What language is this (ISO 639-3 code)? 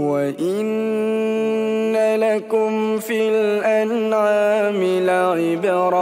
ara